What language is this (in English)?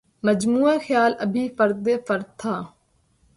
Urdu